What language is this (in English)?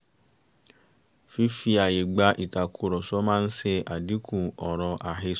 Yoruba